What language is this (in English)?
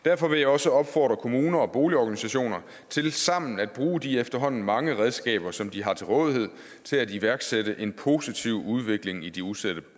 Danish